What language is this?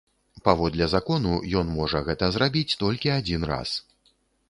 Belarusian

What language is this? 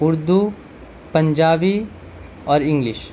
Urdu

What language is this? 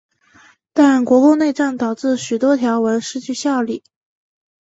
Chinese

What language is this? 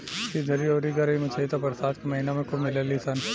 Bhojpuri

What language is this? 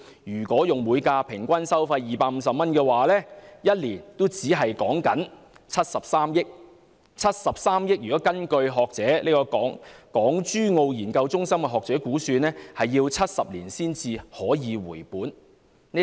Cantonese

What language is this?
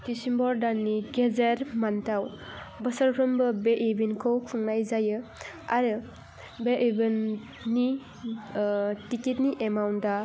Bodo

